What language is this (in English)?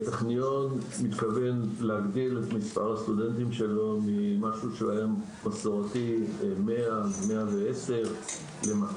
Hebrew